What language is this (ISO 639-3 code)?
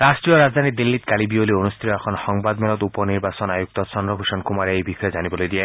asm